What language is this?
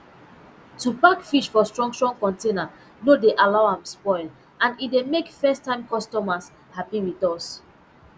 Nigerian Pidgin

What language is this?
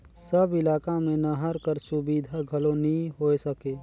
Chhattisgarhi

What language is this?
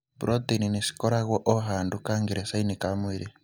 Kikuyu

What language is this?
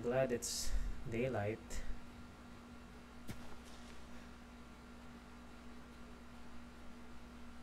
English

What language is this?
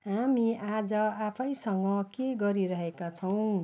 Nepali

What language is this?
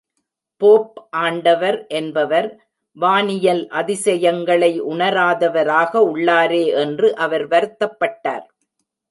Tamil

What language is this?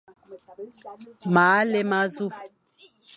Fang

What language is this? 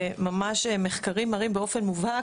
Hebrew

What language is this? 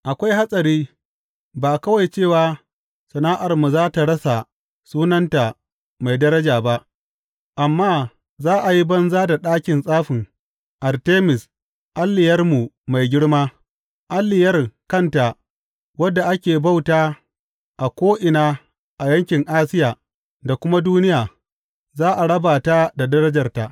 Hausa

